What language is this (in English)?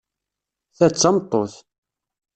Kabyle